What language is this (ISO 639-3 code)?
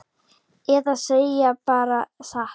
isl